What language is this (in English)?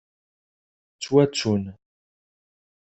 Kabyle